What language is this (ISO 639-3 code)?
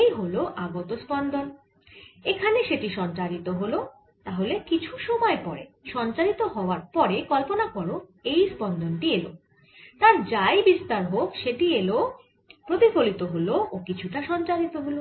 ben